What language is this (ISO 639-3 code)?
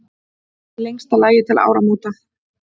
isl